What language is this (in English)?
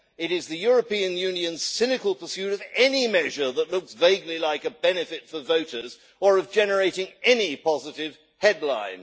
English